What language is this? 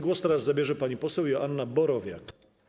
Polish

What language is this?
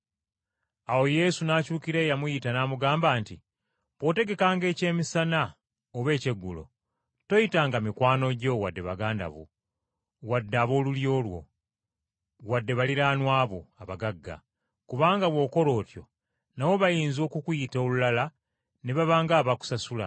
Ganda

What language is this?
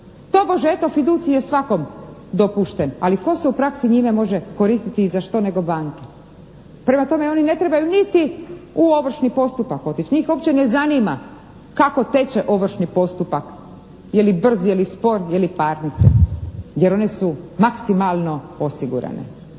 Croatian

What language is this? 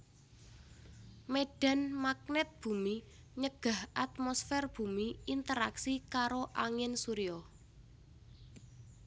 Javanese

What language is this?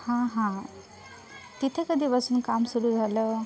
Marathi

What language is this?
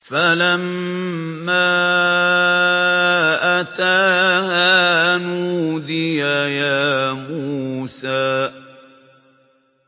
Arabic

